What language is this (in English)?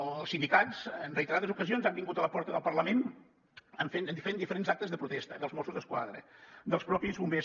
Catalan